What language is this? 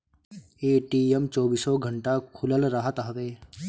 Bhojpuri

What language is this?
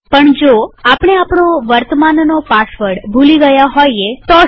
Gujarati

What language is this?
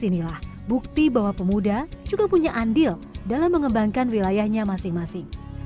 Indonesian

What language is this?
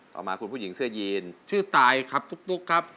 Thai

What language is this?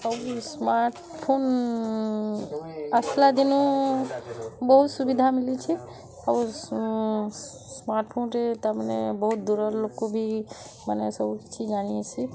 Odia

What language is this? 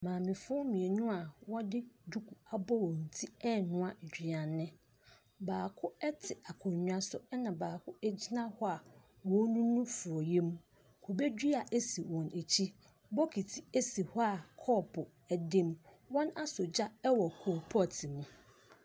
Akan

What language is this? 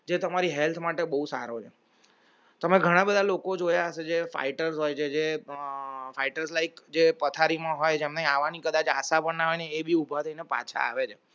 Gujarati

